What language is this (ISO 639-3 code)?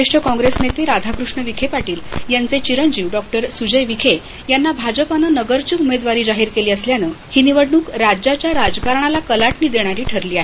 mar